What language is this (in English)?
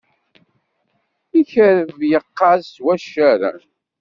Kabyle